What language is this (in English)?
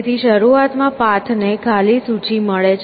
Gujarati